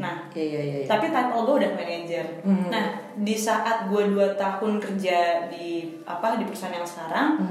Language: Indonesian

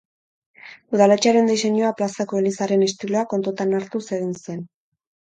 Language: Basque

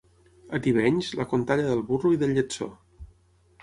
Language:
Catalan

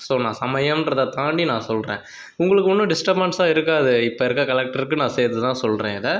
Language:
Tamil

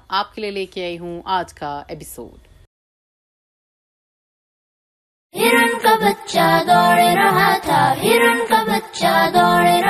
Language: Urdu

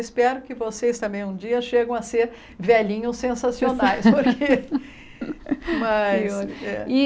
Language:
Portuguese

